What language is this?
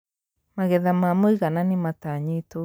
Kikuyu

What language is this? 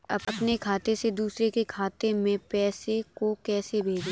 Hindi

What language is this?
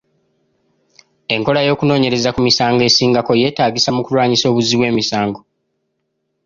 Ganda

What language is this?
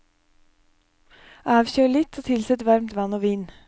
Norwegian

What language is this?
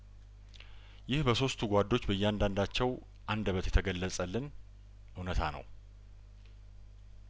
Amharic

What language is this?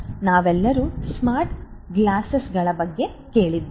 Kannada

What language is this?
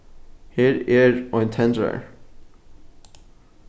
Faroese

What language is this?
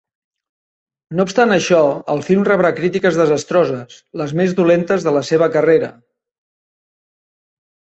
Catalan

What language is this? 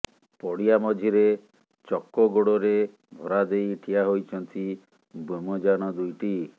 Odia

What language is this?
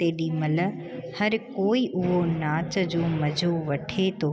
Sindhi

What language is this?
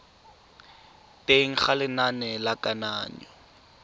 Tswana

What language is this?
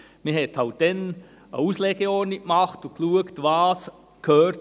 Swiss German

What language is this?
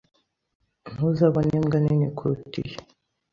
Kinyarwanda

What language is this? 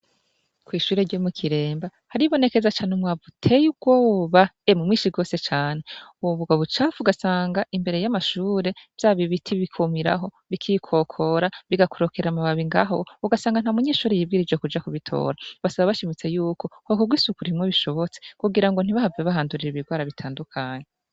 Rundi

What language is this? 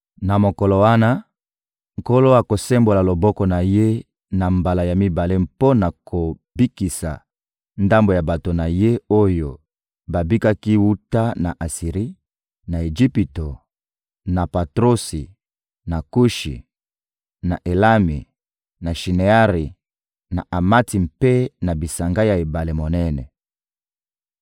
Lingala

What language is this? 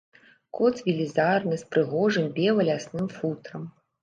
Belarusian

